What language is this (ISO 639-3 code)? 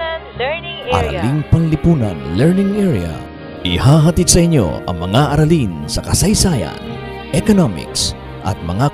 fil